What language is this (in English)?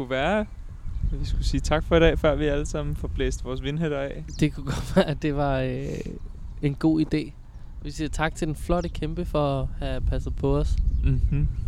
Danish